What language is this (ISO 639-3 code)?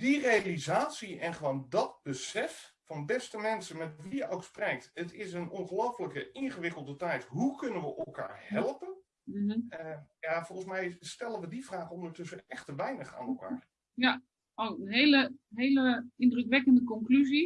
nld